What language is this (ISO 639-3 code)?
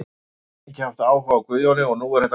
isl